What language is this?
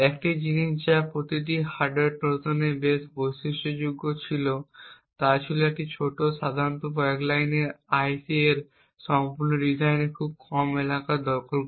Bangla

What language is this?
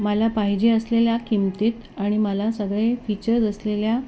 Marathi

